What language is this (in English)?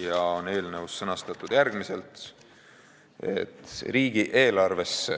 Estonian